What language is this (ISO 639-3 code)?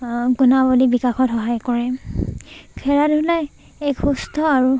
asm